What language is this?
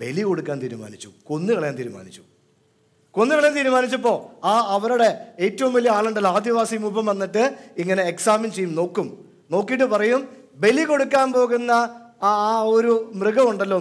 Malayalam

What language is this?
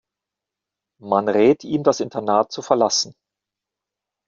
German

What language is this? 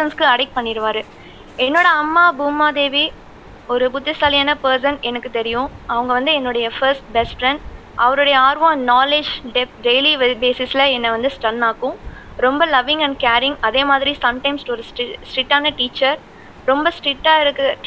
Tamil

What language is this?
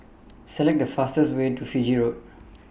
English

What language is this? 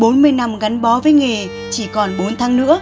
Vietnamese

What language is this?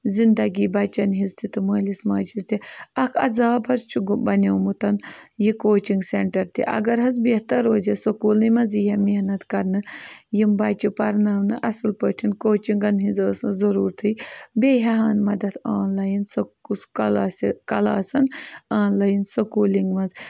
Kashmiri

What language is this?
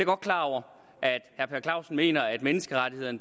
Danish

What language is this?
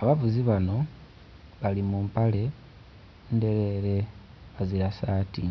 Soga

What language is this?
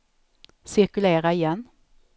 Swedish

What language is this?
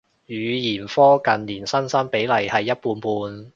Cantonese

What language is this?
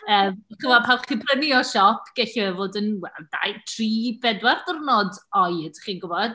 Welsh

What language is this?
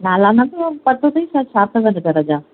Sindhi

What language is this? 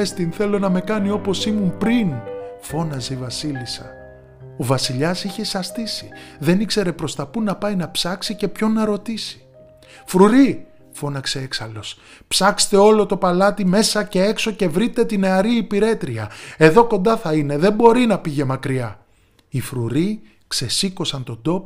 Greek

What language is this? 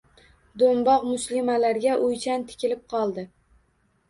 Uzbek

